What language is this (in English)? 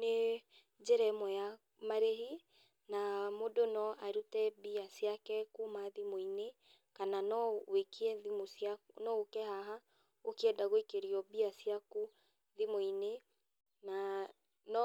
Kikuyu